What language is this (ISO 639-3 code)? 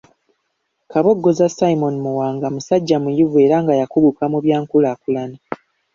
lug